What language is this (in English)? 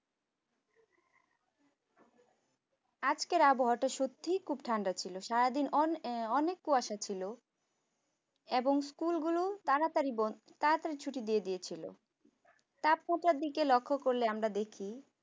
Bangla